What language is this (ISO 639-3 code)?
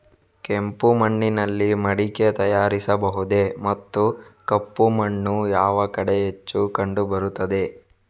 kan